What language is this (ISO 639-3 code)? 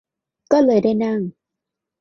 tha